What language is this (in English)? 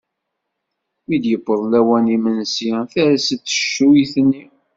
Kabyle